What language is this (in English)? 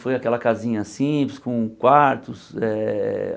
Portuguese